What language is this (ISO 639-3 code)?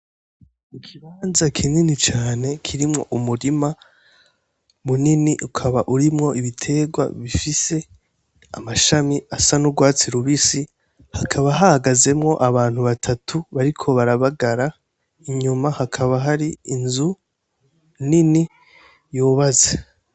run